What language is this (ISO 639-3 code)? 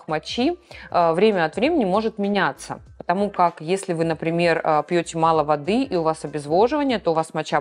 rus